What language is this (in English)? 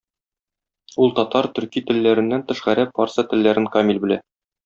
Tatar